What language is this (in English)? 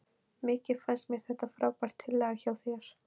Icelandic